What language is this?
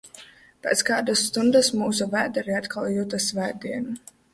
Latvian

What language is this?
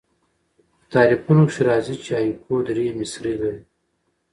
Pashto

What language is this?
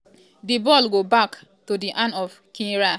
Nigerian Pidgin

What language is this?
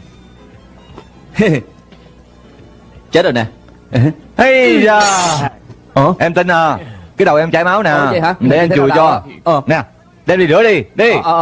Vietnamese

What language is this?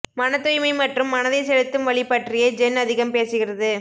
Tamil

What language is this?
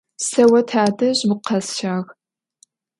Adyghe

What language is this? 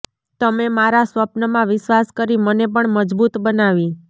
Gujarati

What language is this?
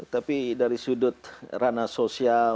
Indonesian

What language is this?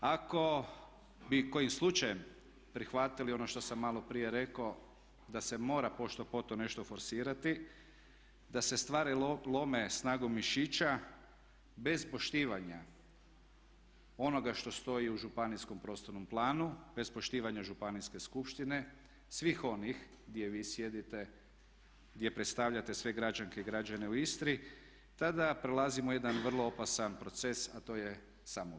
Croatian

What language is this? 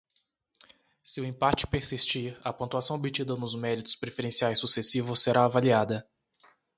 Portuguese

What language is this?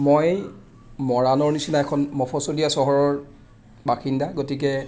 Assamese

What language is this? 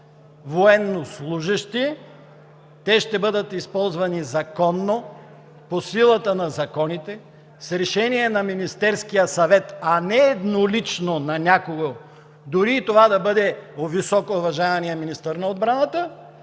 Bulgarian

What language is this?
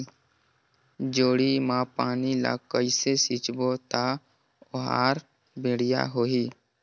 Chhattisgarhi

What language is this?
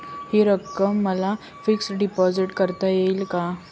Marathi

